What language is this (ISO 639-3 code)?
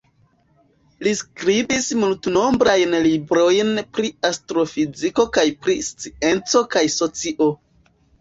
epo